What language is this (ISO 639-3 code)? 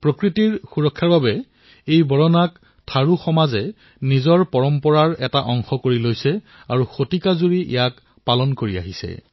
asm